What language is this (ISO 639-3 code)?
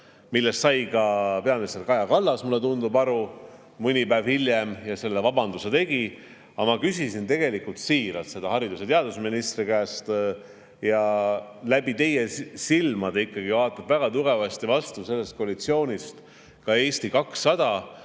est